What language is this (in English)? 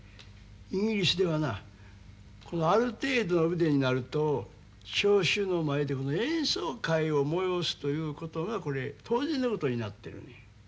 Japanese